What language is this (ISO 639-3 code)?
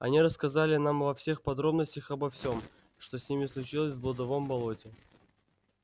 rus